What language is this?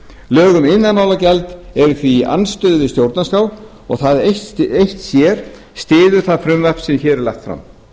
Icelandic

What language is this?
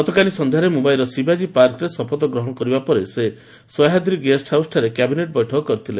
Odia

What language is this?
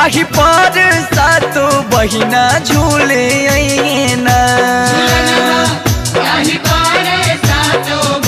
Hindi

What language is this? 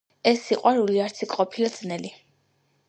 Georgian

